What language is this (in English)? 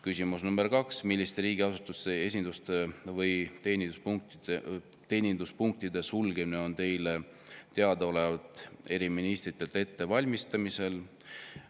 Estonian